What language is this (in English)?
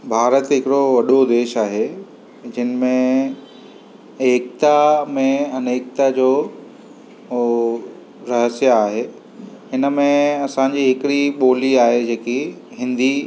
Sindhi